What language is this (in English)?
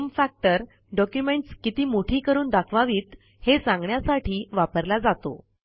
Marathi